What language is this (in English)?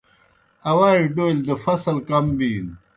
Kohistani Shina